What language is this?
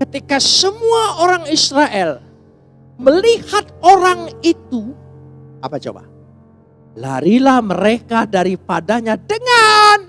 Indonesian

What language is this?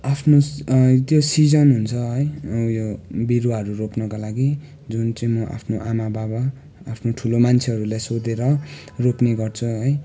Nepali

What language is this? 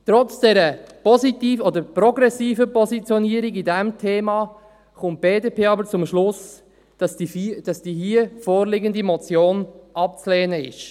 Swiss German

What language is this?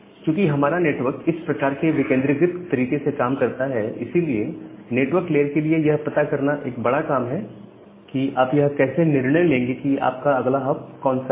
Hindi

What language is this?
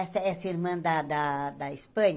Portuguese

